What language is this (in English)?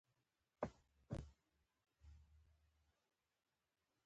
Pashto